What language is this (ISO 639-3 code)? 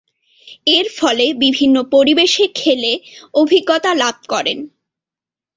ben